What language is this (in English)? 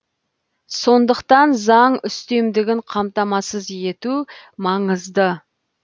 Kazakh